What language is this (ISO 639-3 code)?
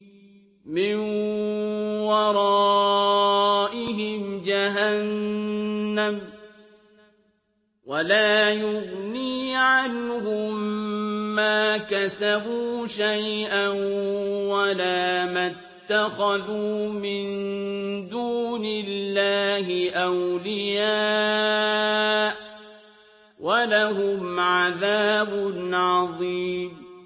ara